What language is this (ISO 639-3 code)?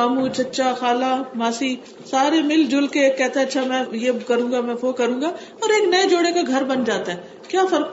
urd